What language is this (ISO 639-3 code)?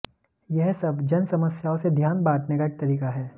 hin